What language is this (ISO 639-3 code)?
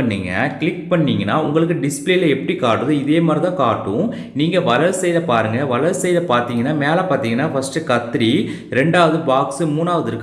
tam